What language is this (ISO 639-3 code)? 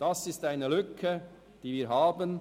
gsw